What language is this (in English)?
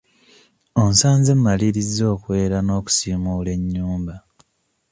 Ganda